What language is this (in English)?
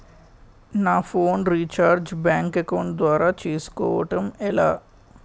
Telugu